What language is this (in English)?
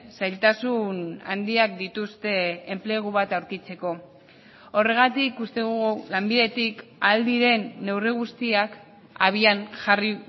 Basque